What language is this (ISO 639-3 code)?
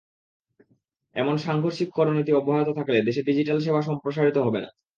ben